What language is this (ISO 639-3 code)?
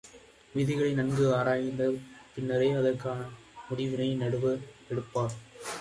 tam